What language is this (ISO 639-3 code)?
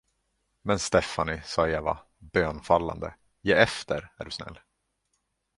swe